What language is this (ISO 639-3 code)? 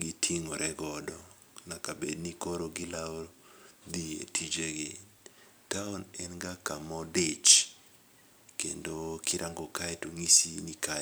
luo